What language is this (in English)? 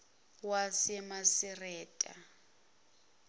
Zulu